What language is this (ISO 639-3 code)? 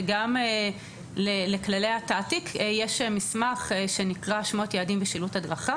heb